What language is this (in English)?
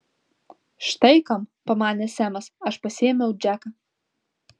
Lithuanian